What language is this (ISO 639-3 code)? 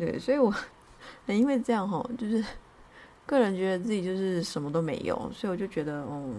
zho